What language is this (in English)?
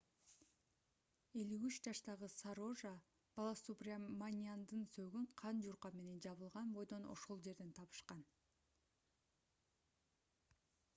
Kyrgyz